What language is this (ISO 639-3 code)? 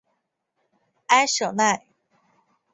zho